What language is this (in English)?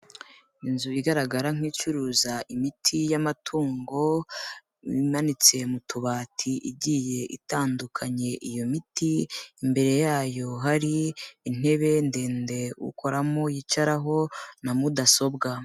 Kinyarwanda